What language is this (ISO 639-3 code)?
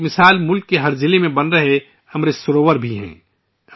urd